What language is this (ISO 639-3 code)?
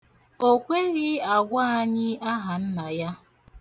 ibo